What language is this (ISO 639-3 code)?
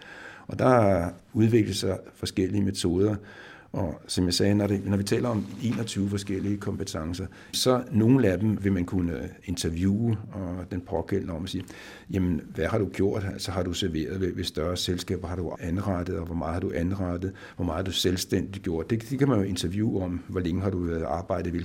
dan